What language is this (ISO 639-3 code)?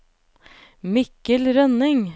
nor